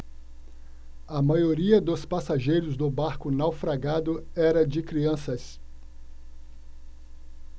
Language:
Portuguese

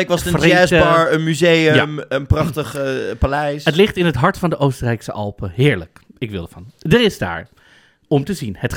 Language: Dutch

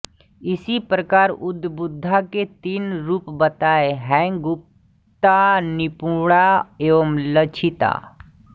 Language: Hindi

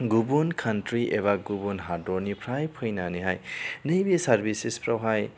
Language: Bodo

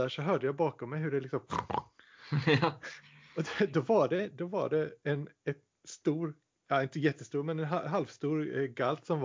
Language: Swedish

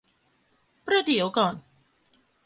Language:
Thai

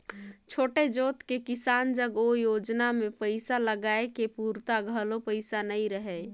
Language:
Chhattisgarhi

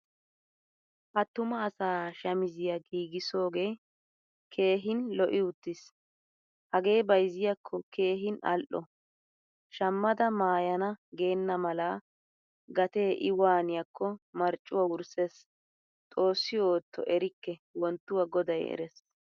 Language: Wolaytta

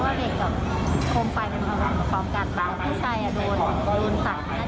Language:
Thai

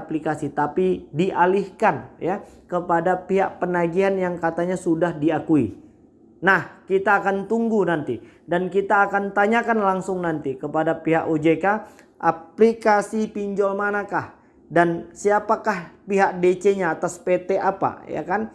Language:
Indonesian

